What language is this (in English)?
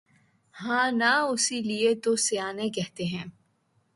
Urdu